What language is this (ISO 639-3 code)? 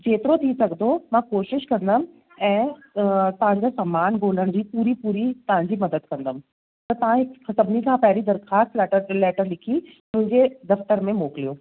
snd